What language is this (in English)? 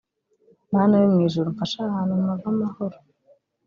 Kinyarwanda